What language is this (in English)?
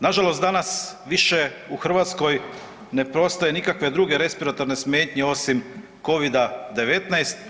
Croatian